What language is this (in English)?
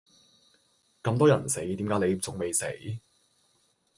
Cantonese